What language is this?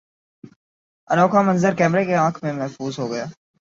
Urdu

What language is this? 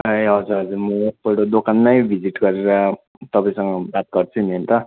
Nepali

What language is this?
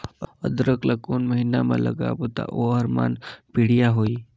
Chhattisgarhi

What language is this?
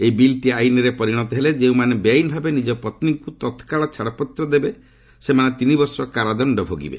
Odia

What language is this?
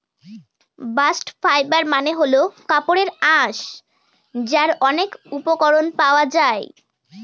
Bangla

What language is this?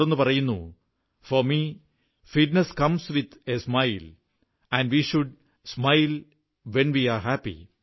Malayalam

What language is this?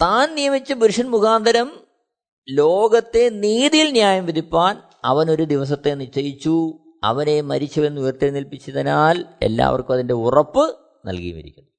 Malayalam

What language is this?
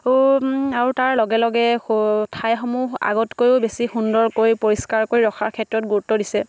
Assamese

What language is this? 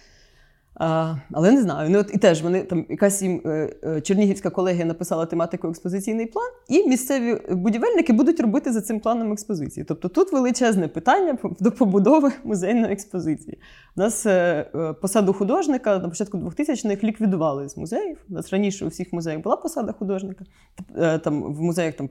Ukrainian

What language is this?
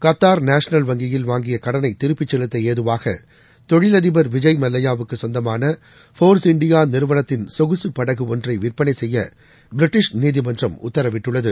Tamil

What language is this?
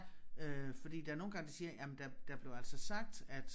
Danish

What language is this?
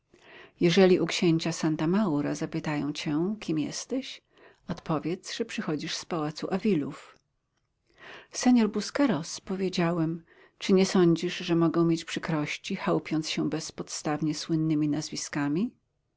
Polish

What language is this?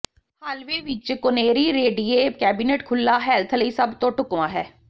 Punjabi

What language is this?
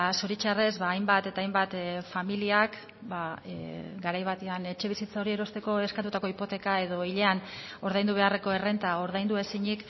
Basque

